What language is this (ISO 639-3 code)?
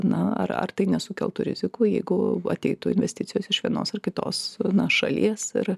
lit